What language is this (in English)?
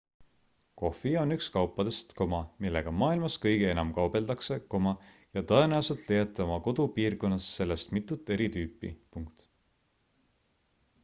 Estonian